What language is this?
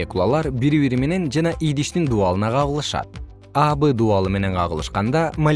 Kyrgyz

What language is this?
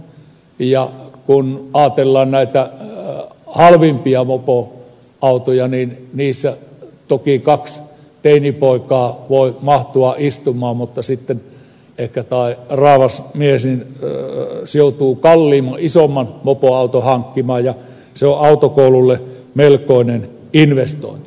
Finnish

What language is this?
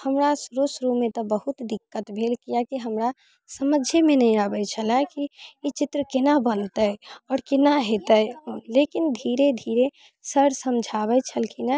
Maithili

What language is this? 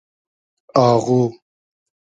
Hazaragi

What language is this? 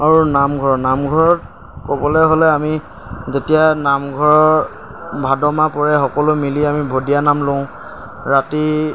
Assamese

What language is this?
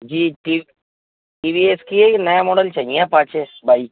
Urdu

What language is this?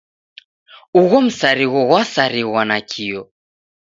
Taita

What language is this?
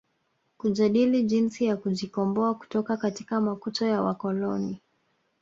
Swahili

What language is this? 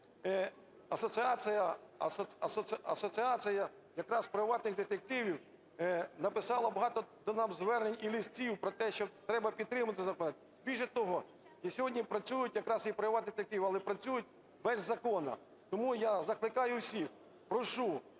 Ukrainian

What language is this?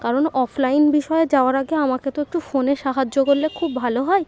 Bangla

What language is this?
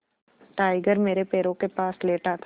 Hindi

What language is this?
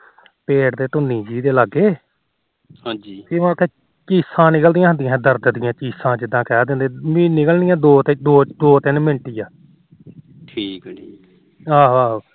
Punjabi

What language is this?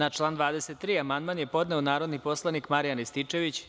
Serbian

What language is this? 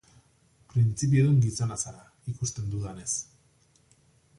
Basque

